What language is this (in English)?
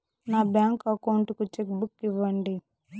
Telugu